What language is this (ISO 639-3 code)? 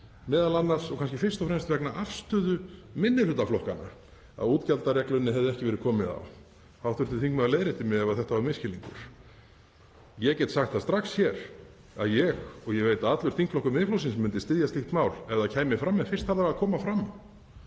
isl